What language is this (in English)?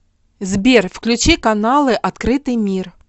Russian